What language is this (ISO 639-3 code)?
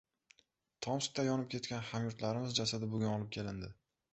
uzb